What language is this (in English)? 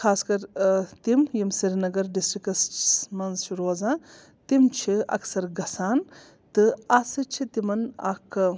Kashmiri